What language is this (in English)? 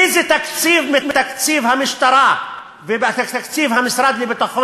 Hebrew